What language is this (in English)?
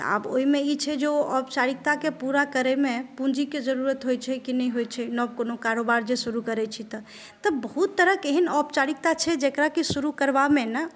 Maithili